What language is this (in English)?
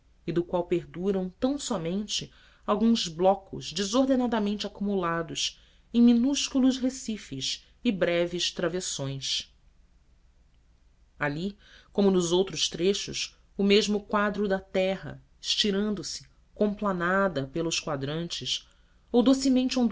Portuguese